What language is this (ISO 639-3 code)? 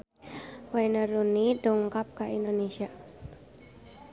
sun